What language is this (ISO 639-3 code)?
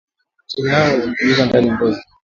swa